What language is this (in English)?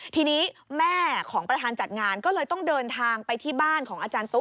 Thai